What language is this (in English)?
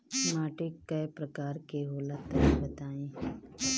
Bhojpuri